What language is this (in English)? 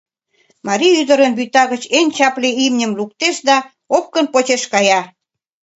Mari